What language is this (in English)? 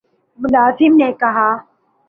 Urdu